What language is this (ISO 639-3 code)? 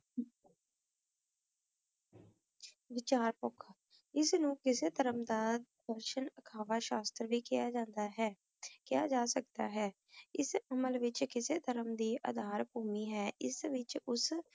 pan